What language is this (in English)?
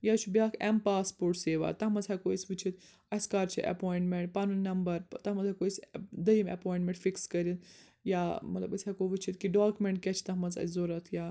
Kashmiri